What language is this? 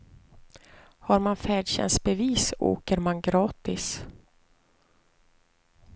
Swedish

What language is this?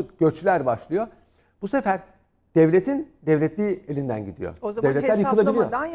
Turkish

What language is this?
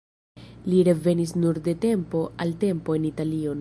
Esperanto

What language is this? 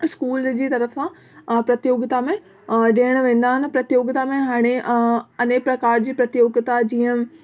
Sindhi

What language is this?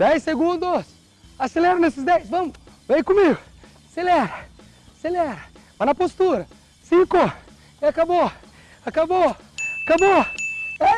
Portuguese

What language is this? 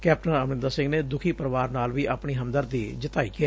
Punjabi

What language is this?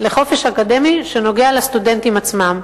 Hebrew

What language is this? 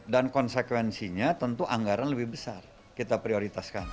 Indonesian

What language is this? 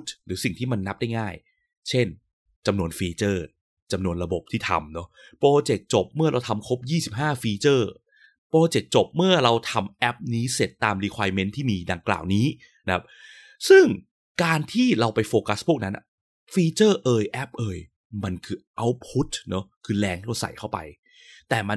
Thai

